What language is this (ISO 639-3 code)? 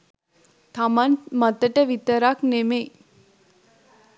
sin